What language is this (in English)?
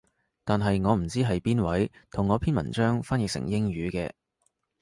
Cantonese